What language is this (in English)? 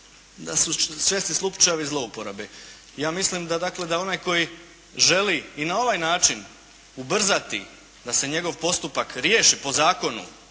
Croatian